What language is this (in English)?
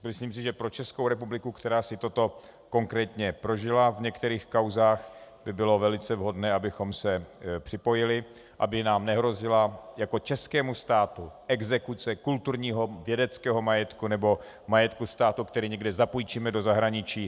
Czech